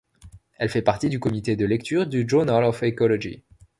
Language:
French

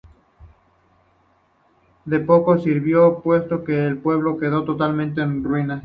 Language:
Spanish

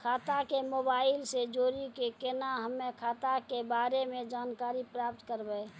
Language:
Maithili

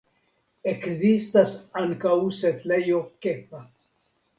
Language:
Esperanto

